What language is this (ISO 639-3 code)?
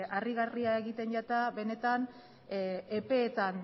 eus